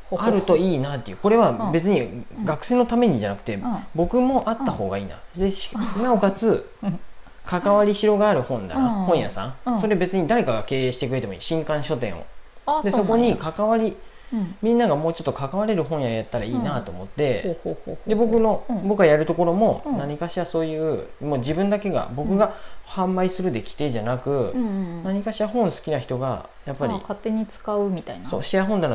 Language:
Japanese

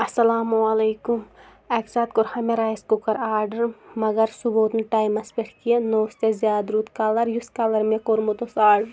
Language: Kashmiri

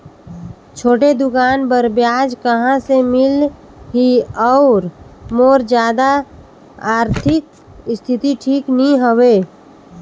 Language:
Chhattisgarhi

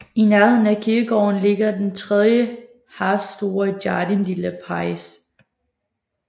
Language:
Danish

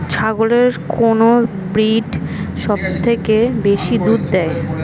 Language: Bangla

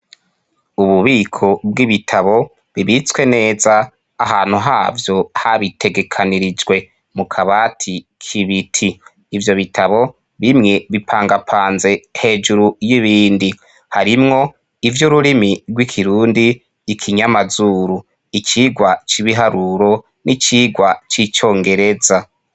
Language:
Rundi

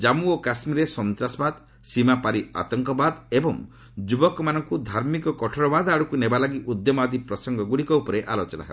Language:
Odia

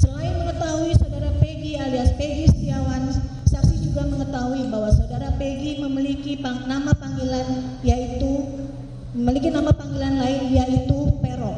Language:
Indonesian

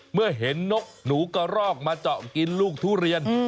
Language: Thai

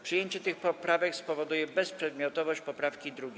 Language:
Polish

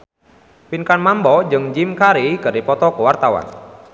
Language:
Sundanese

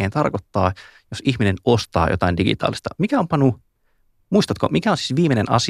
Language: Finnish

